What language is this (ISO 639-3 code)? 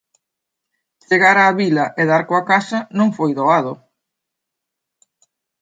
glg